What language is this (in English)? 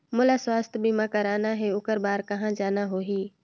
Chhattisgarhi